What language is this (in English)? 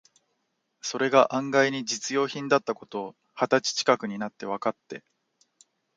Japanese